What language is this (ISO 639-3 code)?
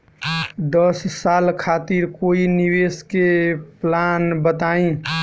bho